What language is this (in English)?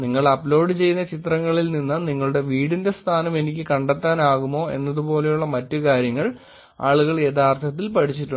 Malayalam